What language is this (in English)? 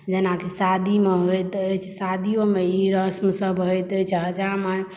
Maithili